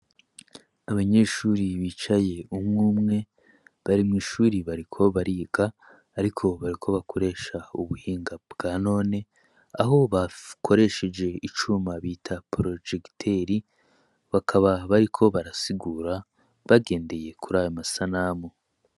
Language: Rundi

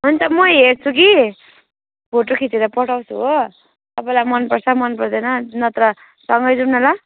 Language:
Nepali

